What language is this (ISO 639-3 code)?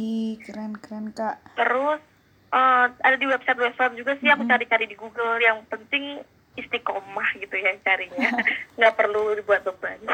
ind